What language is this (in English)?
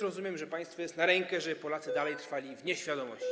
Polish